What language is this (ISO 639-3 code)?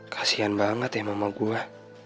ind